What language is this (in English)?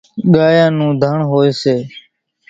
Kachi Koli